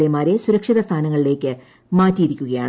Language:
Malayalam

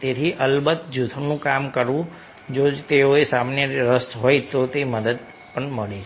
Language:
Gujarati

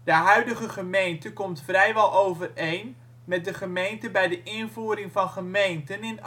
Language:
Dutch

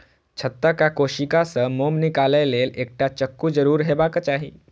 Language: Maithili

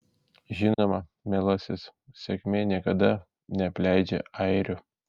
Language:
Lithuanian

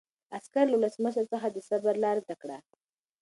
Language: Pashto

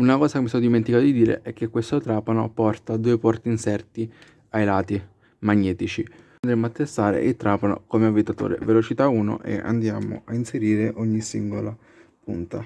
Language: Italian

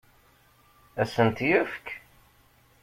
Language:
Kabyle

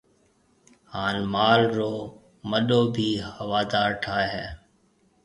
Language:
Marwari (Pakistan)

